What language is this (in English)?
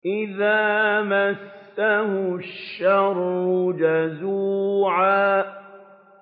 Arabic